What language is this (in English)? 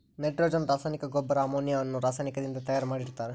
Kannada